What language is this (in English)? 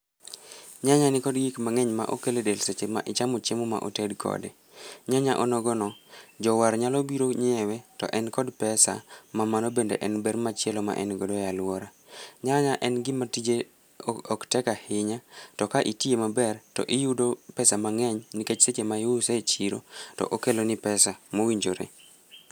Luo (Kenya and Tanzania)